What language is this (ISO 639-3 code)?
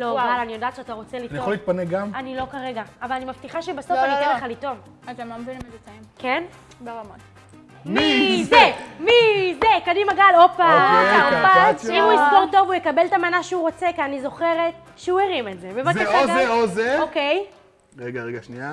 heb